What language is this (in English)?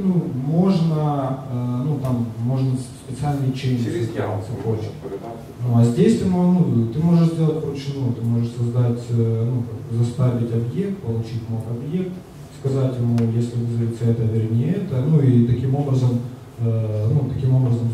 Russian